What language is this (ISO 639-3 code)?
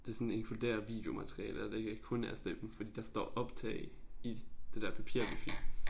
dan